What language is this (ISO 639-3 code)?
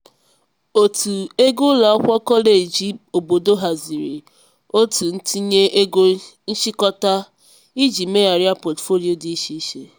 ibo